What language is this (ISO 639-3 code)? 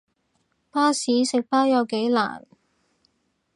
yue